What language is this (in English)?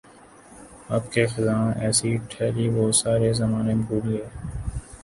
Urdu